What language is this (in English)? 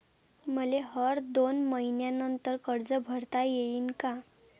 Marathi